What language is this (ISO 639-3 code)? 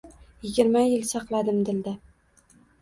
uzb